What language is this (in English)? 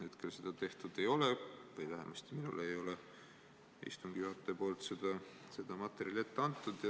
Estonian